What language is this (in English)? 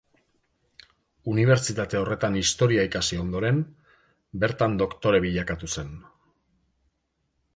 Basque